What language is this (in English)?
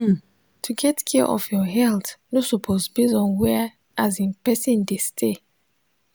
Nigerian Pidgin